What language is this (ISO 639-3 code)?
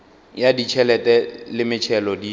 nso